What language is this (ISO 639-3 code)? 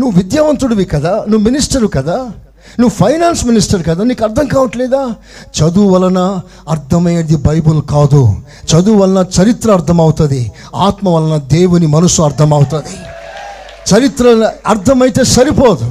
tel